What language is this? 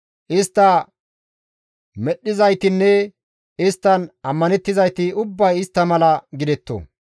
Gamo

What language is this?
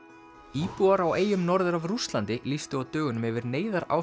Icelandic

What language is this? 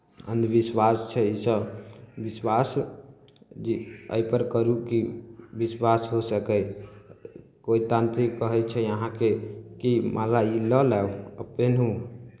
Maithili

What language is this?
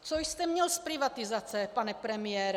Czech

